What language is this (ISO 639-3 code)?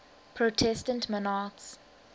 eng